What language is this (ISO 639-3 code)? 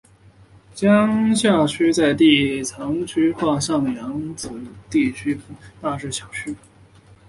zho